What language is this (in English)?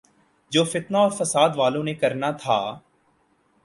Urdu